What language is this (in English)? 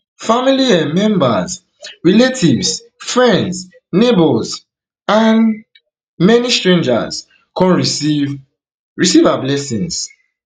Nigerian Pidgin